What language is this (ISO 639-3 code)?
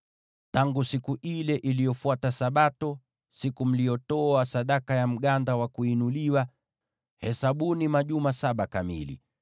swa